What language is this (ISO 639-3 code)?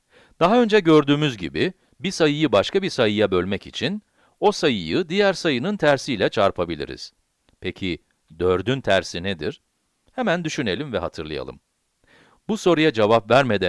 tur